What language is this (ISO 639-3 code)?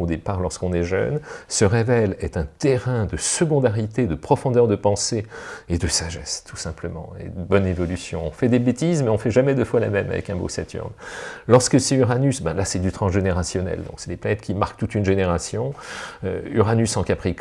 fra